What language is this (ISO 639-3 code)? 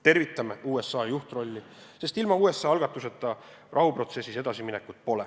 est